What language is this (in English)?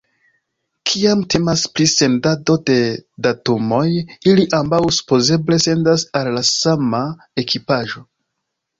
Esperanto